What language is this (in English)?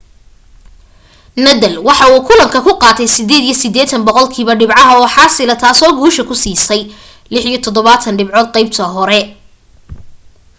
Somali